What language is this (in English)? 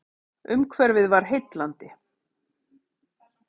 Icelandic